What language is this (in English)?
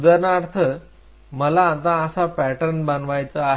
Marathi